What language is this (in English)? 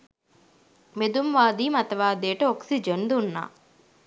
Sinhala